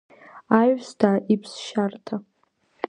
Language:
Abkhazian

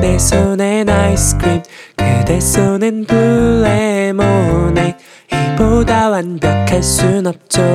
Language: Korean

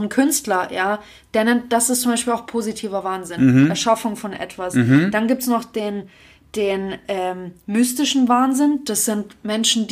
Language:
German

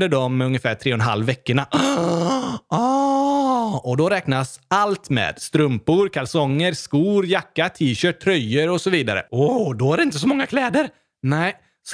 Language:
Swedish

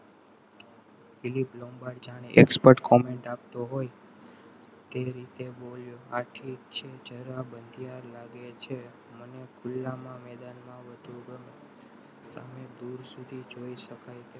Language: Gujarati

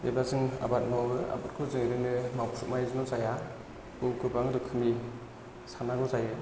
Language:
Bodo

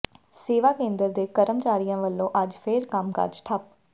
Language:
Punjabi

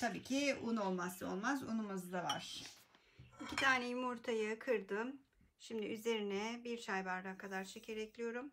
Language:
Turkish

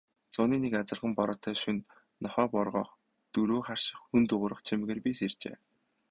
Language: Mongolian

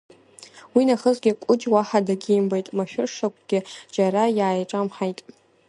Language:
Abkhazian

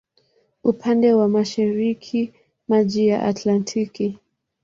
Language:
Swahili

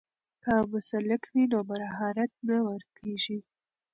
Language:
Pashto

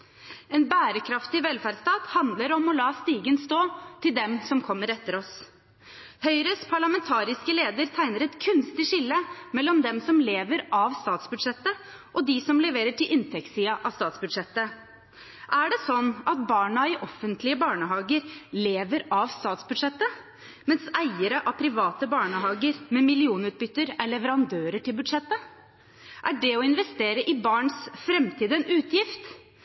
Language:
Norwegian Bokmål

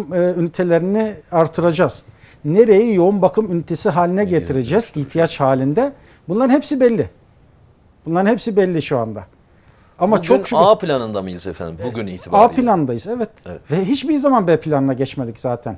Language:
Turkish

